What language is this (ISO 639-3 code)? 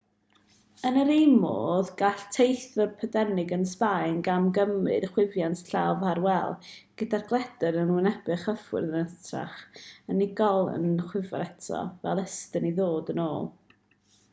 cym